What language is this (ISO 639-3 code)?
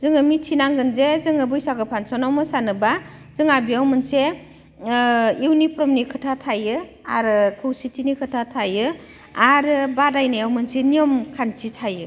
brx